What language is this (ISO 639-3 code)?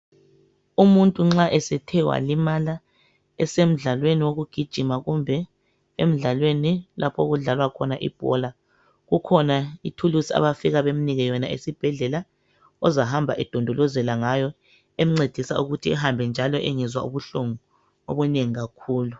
nde